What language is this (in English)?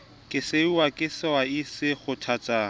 Southern Sotho